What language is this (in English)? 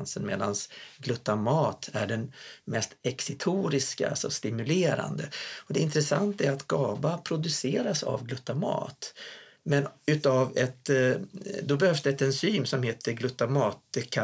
Swedish